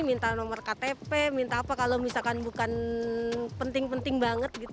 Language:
Indonesian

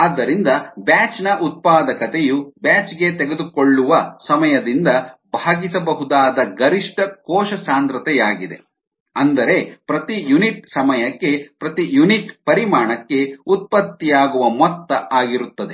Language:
Kannada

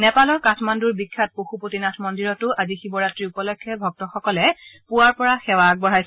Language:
Assamese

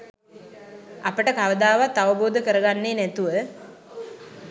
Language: Sinhala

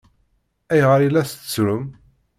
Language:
Kabyle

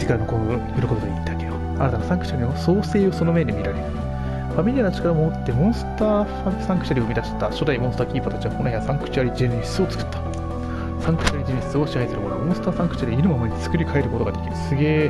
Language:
Japanese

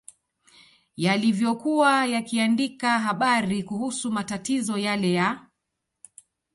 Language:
Swahili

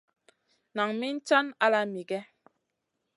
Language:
Masana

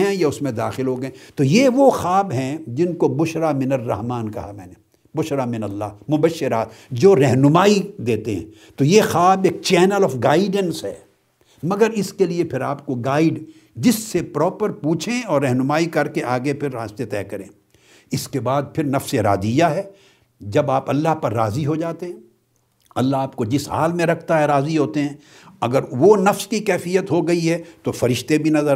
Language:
Urdu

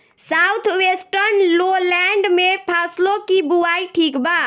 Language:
Bhojpuri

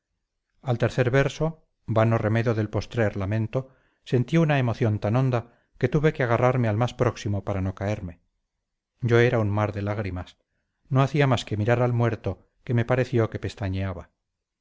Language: Spanish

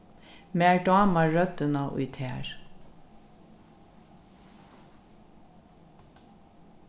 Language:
Faroese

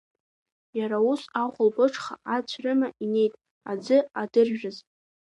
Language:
Abkhazian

